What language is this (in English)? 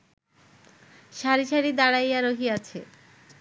Bangla